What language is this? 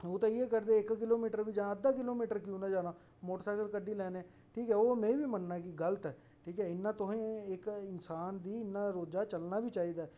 Dogri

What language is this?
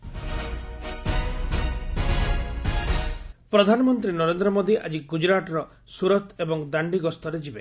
Odia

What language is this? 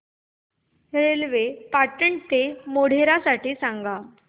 Marathi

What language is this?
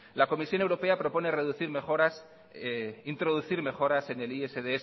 Spanish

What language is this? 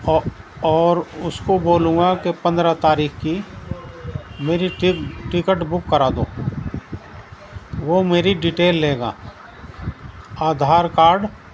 Urdu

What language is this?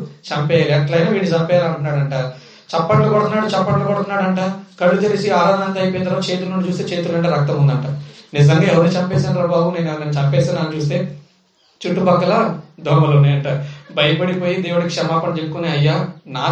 Telugu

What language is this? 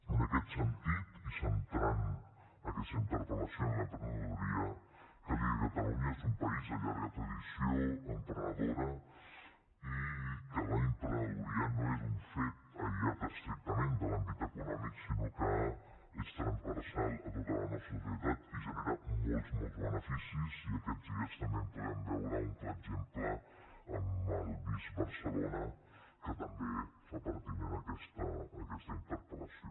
Catalan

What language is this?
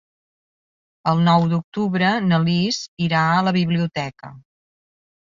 Catalan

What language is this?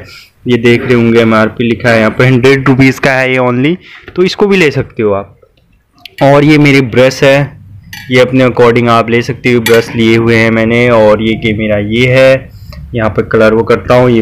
Hindi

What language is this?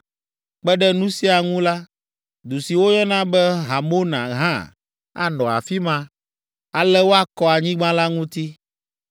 Ewe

